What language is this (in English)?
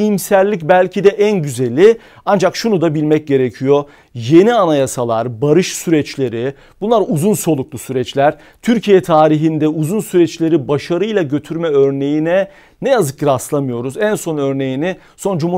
Turkish